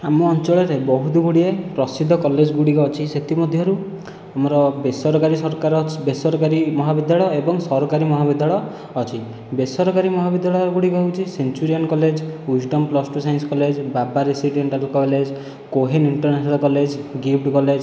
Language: Odia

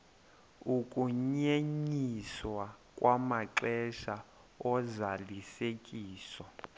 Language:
Xhosa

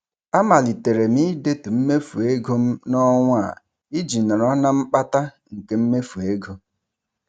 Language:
Igbo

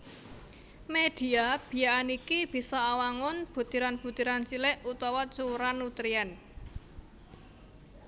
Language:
Javanese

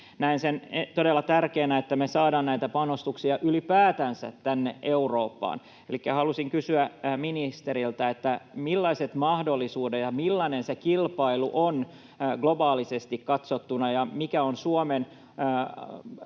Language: Finnish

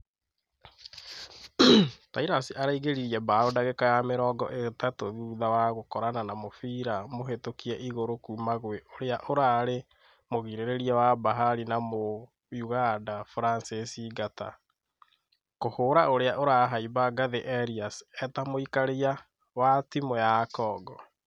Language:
Kikuyu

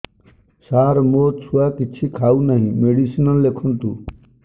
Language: Odia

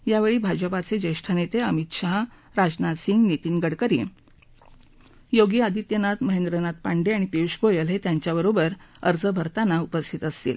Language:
Marathi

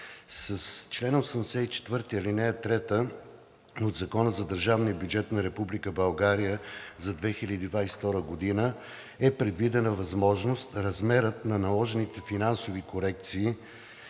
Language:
Bulgarian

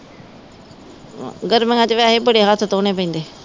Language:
Punjabi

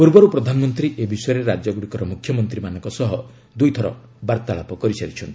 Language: Odia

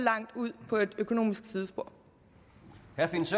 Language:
Danish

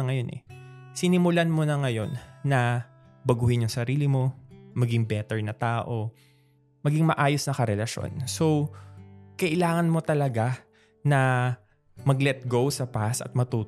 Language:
Filipino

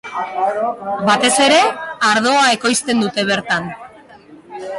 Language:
Basque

